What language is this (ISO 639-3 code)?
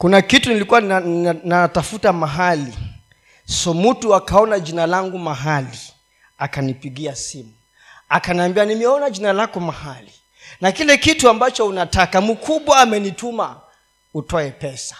swa